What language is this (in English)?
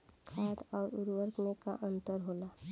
Bhojpuri